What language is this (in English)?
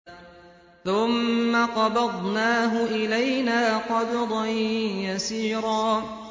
Arabic